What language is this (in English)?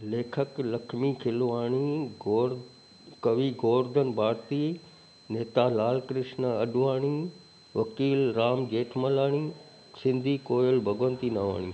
Sindhi